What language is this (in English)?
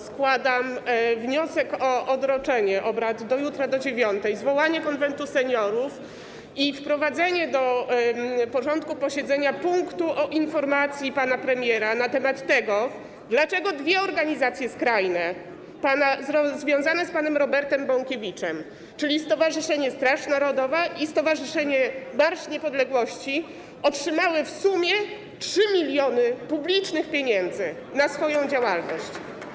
Polish